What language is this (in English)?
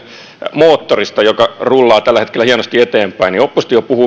Finnish